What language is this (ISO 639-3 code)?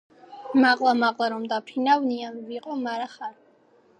kat